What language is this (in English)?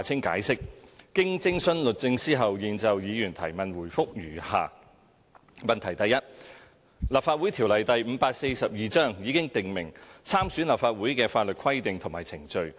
Cantonese